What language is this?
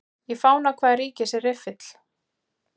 Icelandic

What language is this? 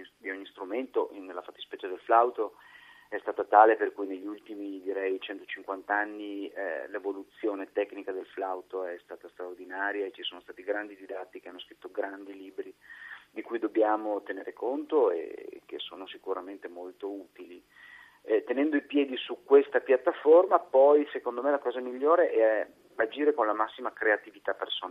Italian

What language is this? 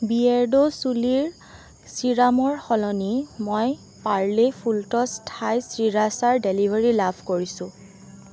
Assamese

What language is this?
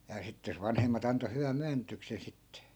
Finnish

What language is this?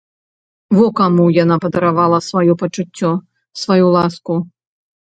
Belarusian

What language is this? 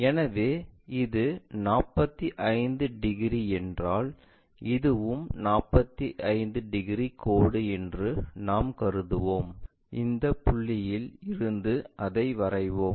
Tamil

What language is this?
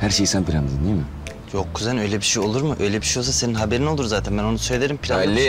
Turkish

